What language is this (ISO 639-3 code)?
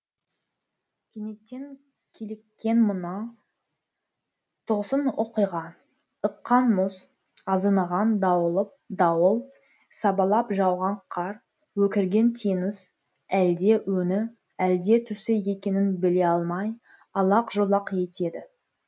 kaz